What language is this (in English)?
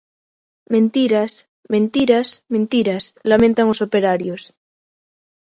Galician